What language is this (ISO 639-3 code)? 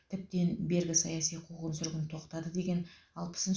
kaz